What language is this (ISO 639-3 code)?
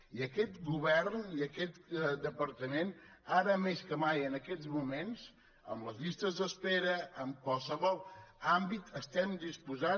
cat